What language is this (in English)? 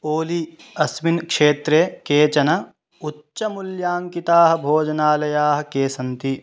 Sanskrit